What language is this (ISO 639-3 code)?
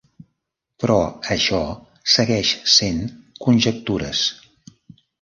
cat